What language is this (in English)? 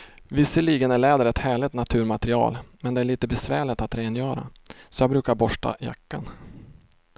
Swedish